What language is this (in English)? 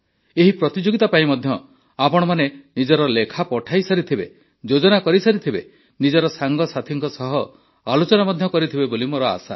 Odia